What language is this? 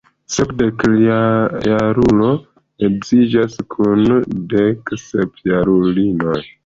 Esperanto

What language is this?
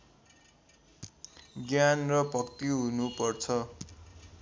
Nepali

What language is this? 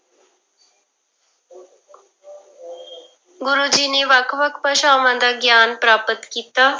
Punjabi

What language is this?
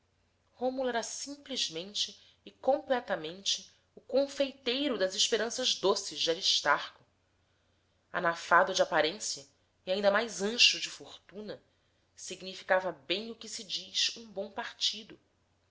Portuguese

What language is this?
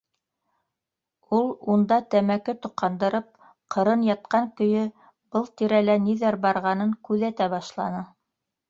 Bashkir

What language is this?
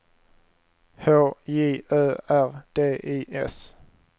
Swedish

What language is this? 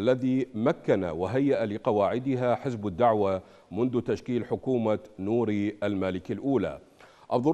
Arabic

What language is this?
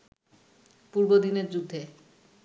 Bangla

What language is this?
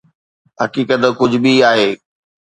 Sindhi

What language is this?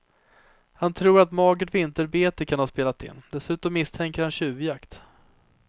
Swedish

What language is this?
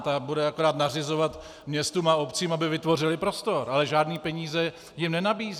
Czech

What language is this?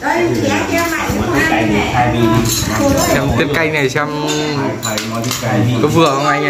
Vietnamese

